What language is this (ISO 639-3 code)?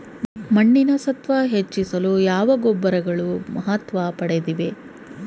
kan